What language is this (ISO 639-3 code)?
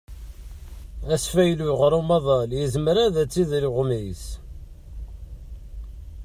kab